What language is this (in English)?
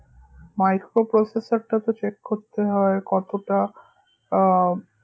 Bangla